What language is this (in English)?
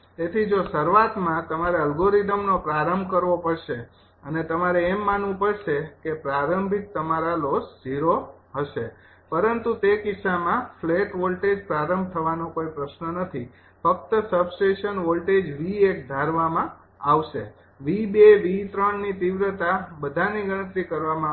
Gujarati